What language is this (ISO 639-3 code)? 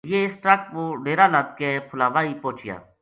gju